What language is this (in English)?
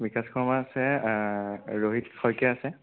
Assamese